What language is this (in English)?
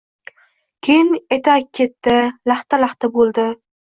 Uzbek